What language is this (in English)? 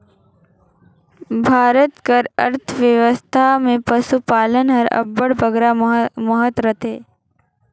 Chhattisgarhi